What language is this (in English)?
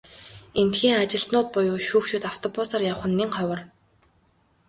Mongolian